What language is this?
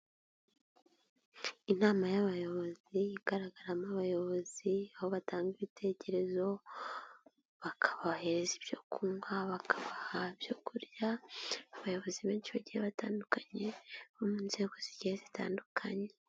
Kinyarwanda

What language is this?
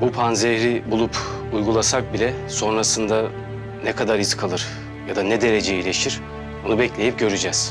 Turkish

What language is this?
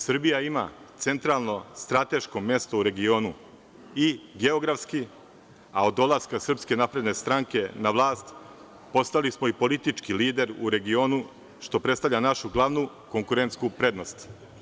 Serbian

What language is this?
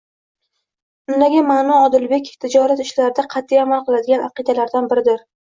Uzbek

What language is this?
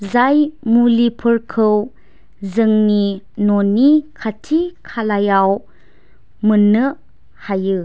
Bodo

